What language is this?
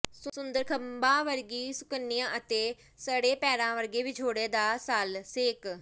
Punjabi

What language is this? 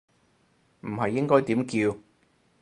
Cantonese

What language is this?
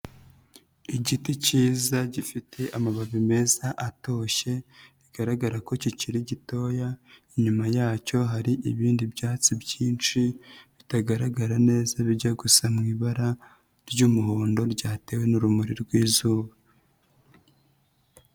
Kinyarwanda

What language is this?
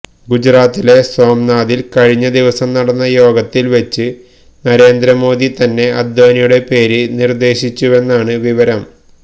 Malayalam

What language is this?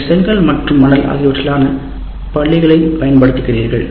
Tamil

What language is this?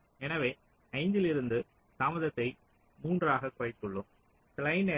Tamil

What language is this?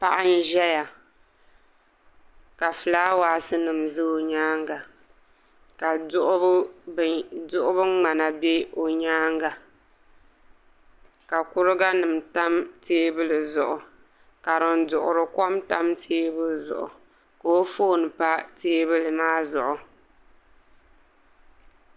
Dagbani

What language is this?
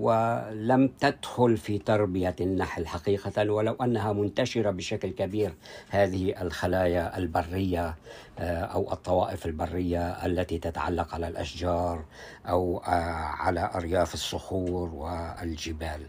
Arabic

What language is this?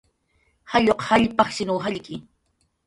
Jaqaru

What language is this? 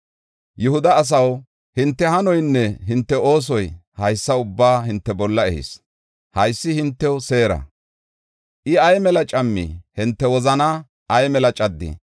Gofa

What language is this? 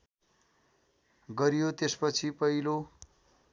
Nepali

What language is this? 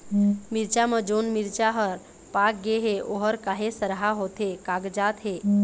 Chhattisgarhi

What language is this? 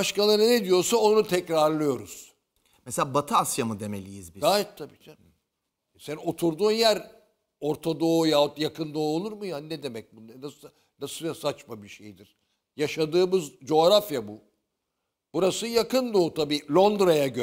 Turkish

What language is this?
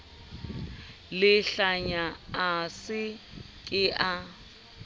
Southern Sotho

